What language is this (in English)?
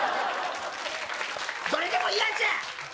Japanese